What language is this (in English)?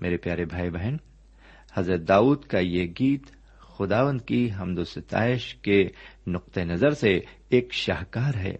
Urdu